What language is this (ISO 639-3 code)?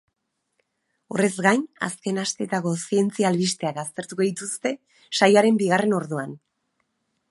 eus